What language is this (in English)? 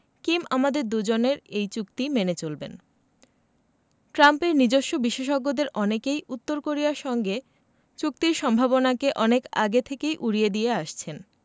Bangla